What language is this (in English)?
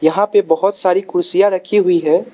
Hindi